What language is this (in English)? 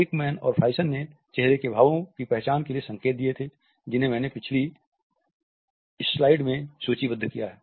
Hindi